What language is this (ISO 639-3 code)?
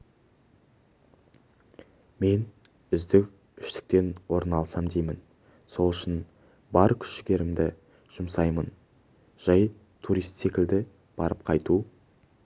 kaz